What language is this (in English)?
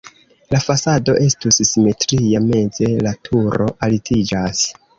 Esperanto